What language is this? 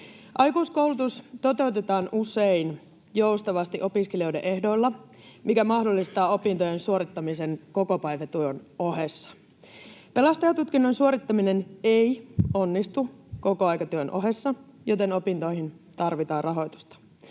Finnish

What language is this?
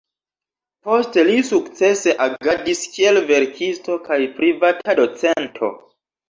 Esperanto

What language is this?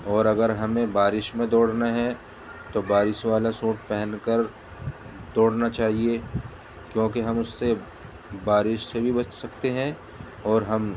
Urdu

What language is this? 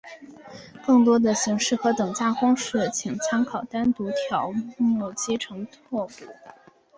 Chinese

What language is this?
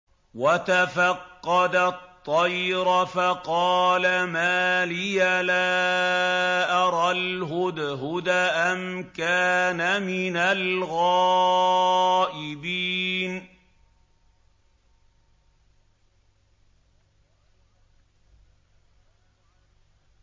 Arabic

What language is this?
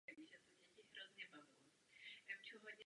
Czech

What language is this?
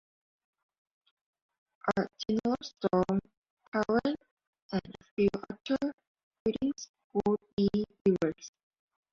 English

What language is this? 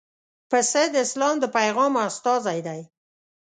Pashto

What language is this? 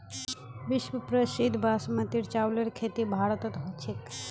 Magahi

